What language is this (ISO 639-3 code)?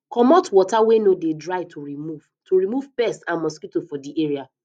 pcm